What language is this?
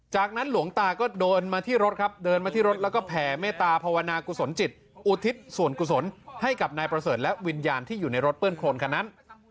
Thai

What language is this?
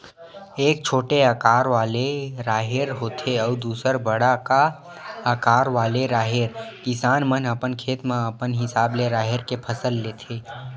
Chhattisgarhi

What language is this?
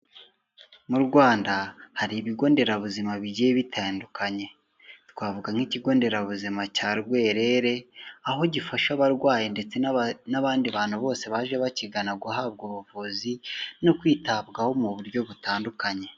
Kinyarwanda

